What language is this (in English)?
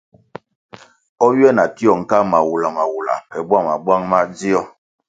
Kwasio